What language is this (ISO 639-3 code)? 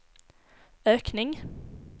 swe